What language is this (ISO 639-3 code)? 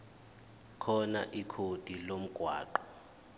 zul